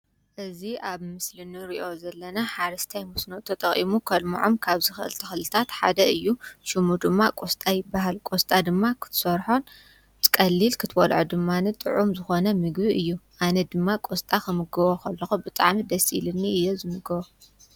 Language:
Tigrinya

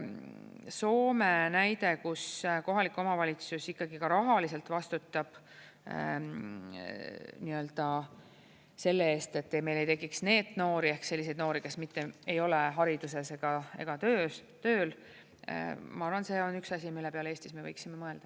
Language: Estonian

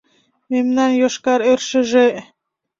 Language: Mari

